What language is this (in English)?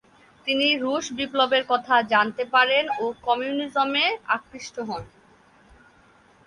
Bangla